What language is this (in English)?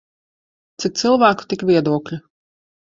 Latvian